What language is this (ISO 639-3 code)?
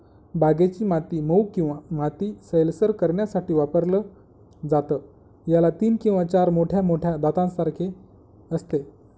mar